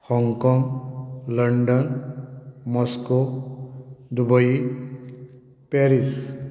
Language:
Konkani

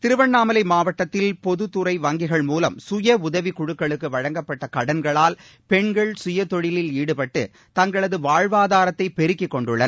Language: Tamil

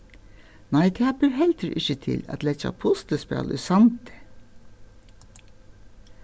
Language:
Faroese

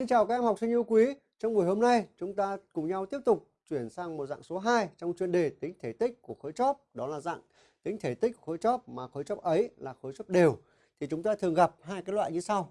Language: Vietnamese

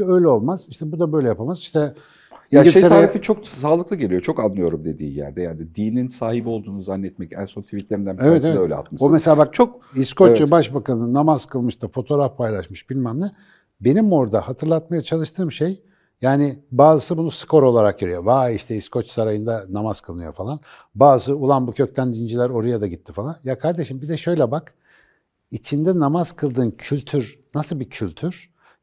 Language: Turkish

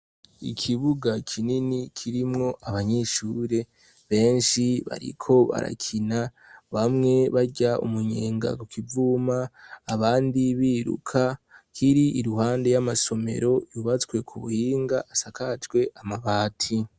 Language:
Rundi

